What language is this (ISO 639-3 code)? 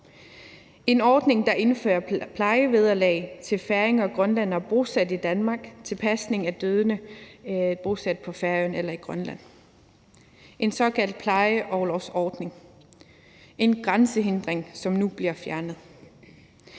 dan